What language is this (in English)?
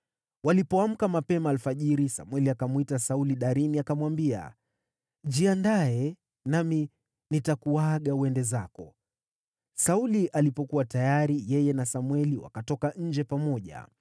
Swahili